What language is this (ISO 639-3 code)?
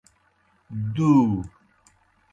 plk